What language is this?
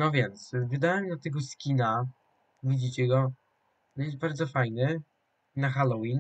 Polish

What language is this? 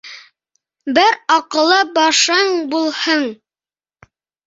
Bashkir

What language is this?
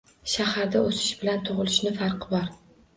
Uzbek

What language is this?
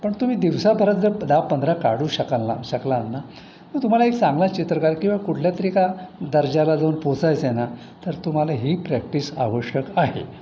Marathi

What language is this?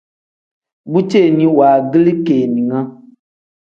Tem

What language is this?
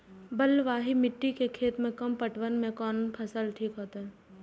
Maithili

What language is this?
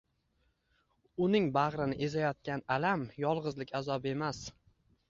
Uzbek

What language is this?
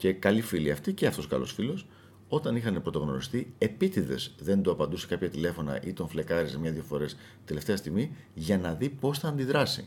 Greek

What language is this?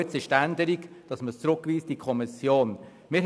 Swiss German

